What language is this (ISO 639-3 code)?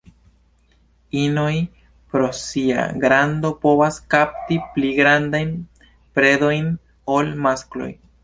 epo